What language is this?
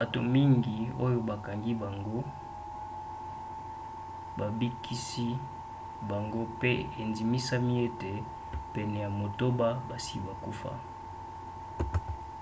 Lingala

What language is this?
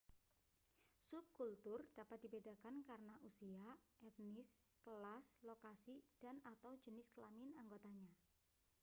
Indonesian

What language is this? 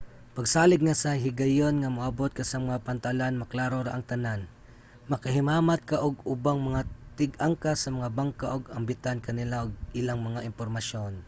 Cebuano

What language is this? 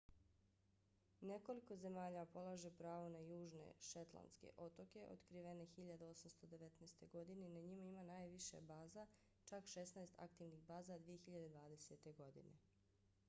Bosnian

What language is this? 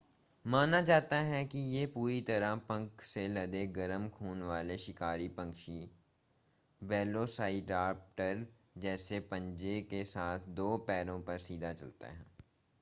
Hindi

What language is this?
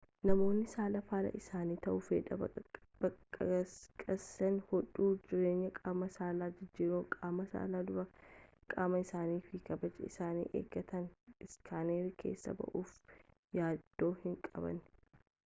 Oromo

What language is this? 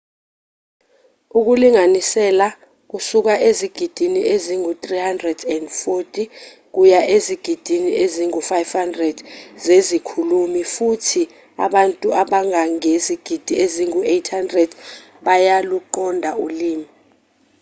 Zulu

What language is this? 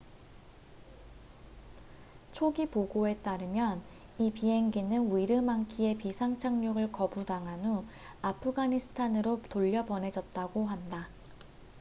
Korean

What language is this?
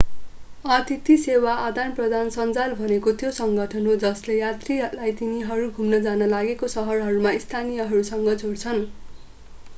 Nepali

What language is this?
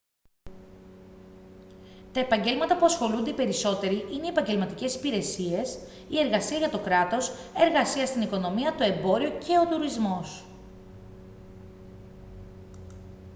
Greek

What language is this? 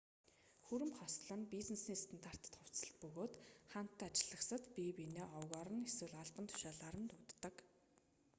Mongolian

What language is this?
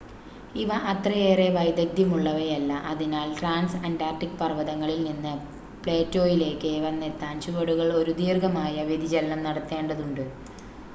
Malayalam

